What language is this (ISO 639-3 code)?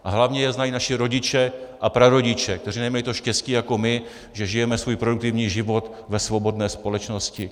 ces